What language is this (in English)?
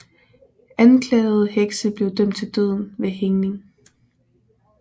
Danish